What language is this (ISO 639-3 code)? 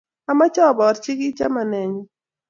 kln